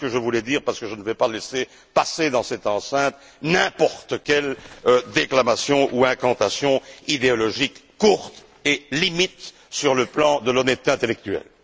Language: French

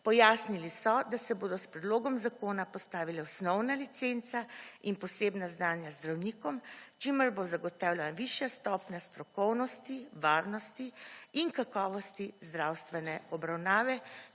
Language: Slovenian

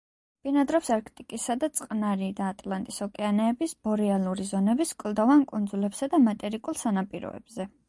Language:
Georgian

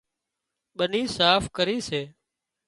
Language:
Wadiyara Koli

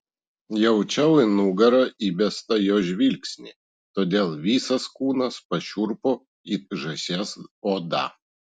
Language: Lithuanian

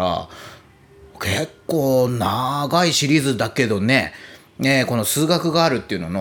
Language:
Japanese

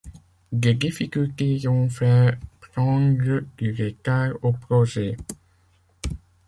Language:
French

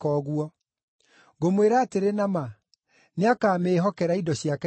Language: Kikuyu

